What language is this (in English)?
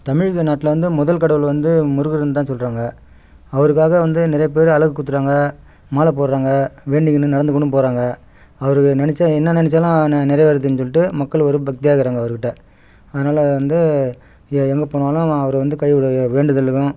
Tamil